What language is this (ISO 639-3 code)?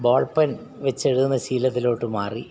mal